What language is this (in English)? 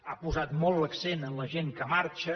Catalan